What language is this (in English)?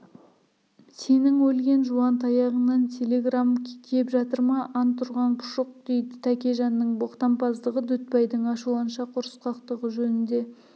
Kazakh